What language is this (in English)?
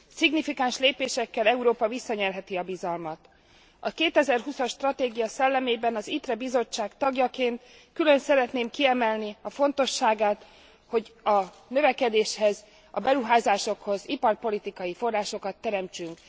Hungarian